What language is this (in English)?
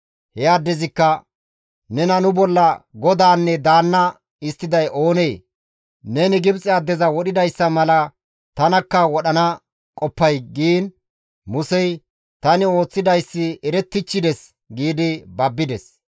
Gamo